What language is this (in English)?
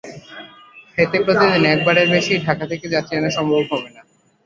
Bangla